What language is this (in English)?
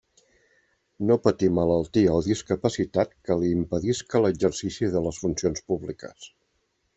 Catalan